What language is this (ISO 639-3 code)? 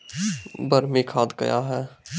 mai